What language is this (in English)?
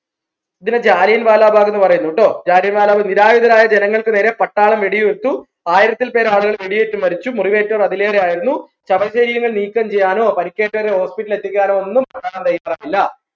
Malayalam